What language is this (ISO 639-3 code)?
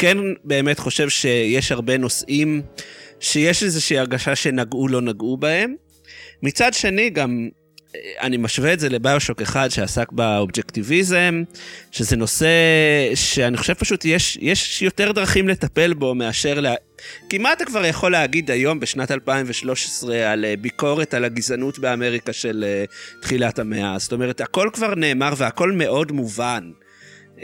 heb